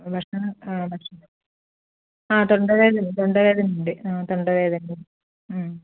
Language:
Malayalam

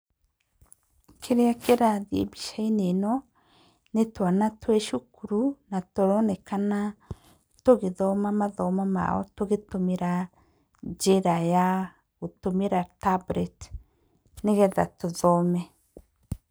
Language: Kikuyu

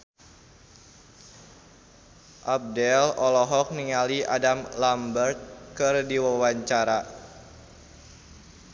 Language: Sundanese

